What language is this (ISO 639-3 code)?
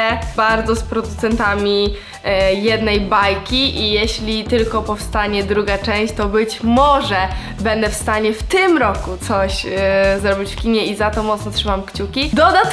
pol